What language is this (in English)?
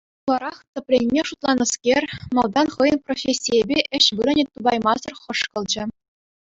Chuvash